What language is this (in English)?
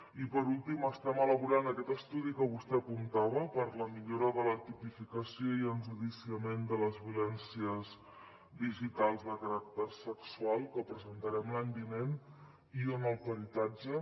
Catalan